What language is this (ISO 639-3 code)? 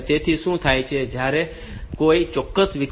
guj